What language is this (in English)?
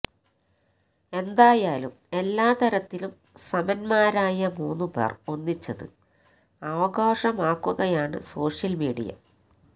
Malayalam